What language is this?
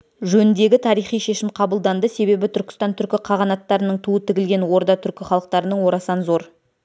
Kazakh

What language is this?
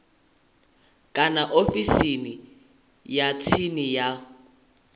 Venda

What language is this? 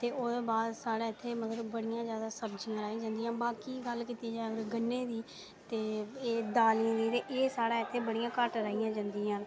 Dogri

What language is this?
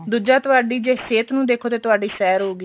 Punjabi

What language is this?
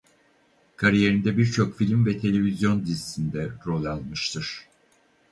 Turkish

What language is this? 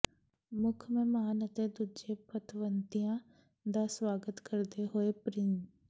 Punjabi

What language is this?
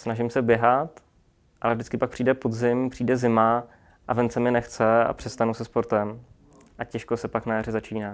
Czech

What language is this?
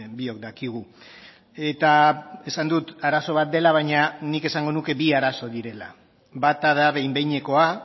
Basque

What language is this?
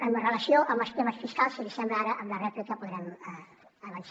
Catalan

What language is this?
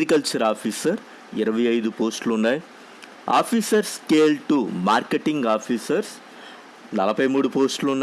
Telugu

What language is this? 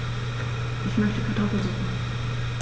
German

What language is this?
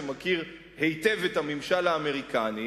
Hebrew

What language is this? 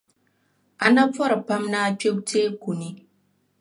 Dagbani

